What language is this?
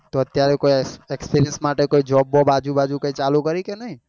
Gujarati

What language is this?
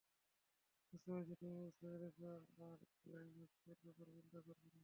Bangla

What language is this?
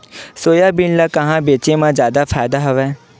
Chhattisgarhi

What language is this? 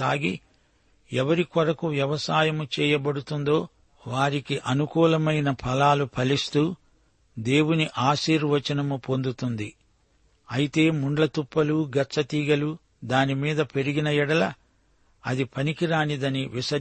Telugu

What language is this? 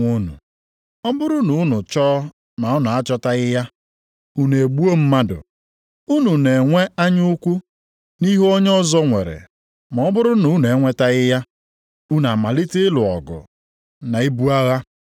Igbo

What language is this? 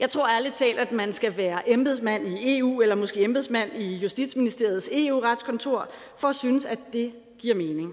Danish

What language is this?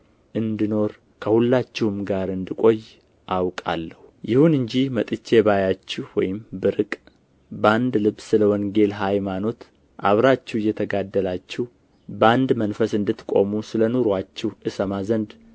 Amharic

